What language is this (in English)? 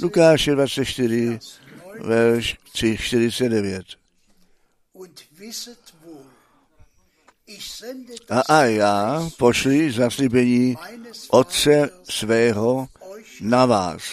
Czech